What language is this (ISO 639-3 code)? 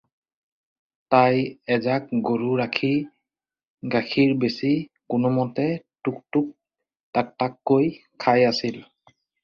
asm